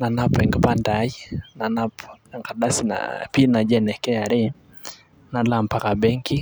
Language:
Masai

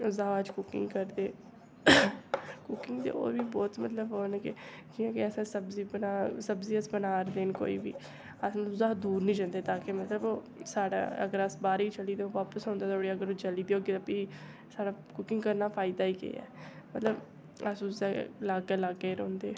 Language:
Dogri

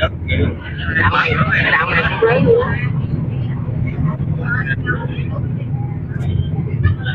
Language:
Vietnamese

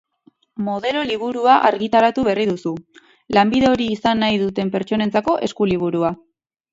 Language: Basque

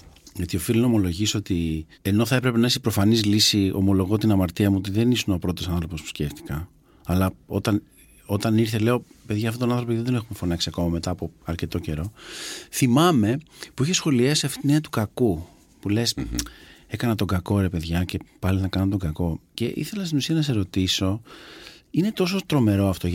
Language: Greek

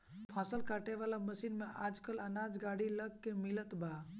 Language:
Bhojpuri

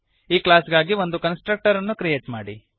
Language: Kannada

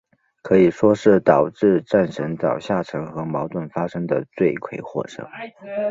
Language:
Chinese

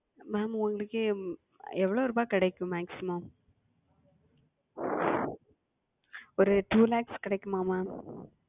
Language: Tamil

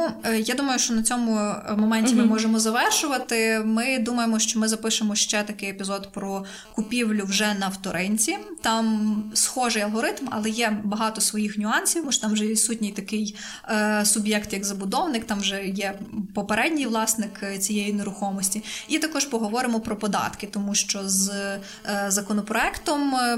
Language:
Ukrainian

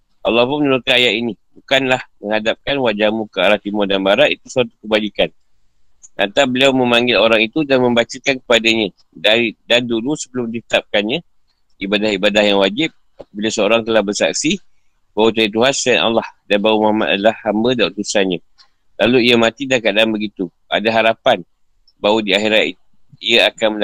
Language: Malay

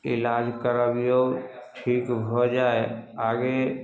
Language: Maithili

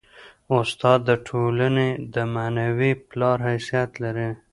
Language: Pashto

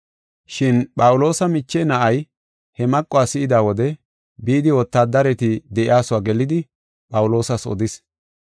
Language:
Gofa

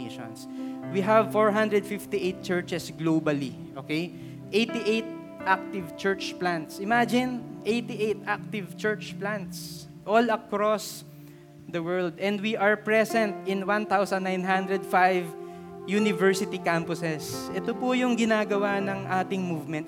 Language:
Filipino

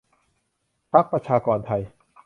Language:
Thai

